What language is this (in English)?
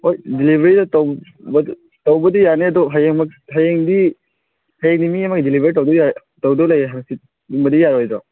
Manipuri